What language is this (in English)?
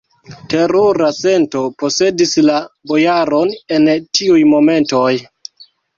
Esperanto